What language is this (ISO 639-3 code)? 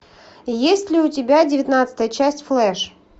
rus